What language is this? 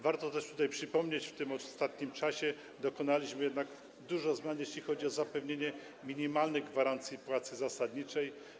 Polish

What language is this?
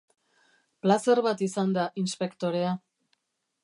Basque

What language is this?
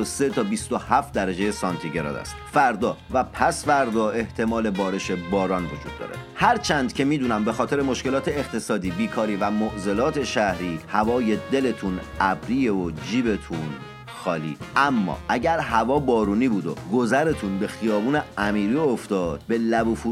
Persian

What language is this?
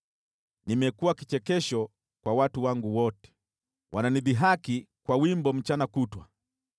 Swahili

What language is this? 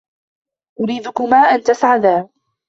Arabic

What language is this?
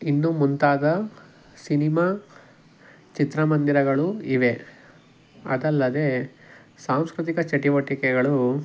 Kannada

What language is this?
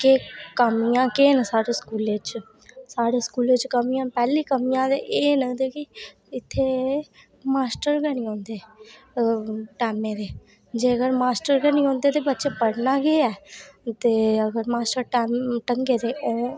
Dogri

